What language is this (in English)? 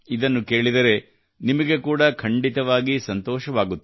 Kannada